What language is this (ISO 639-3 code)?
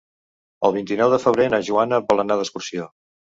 cat